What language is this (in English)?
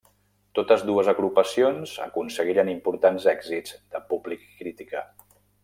Catalan